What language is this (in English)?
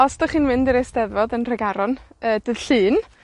Welsh